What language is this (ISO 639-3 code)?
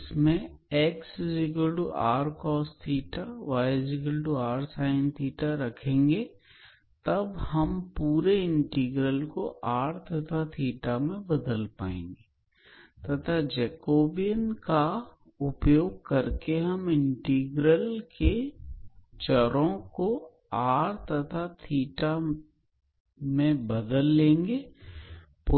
hin